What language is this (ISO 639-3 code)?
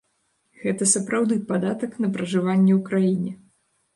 bel